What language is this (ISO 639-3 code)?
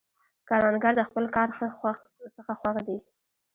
pus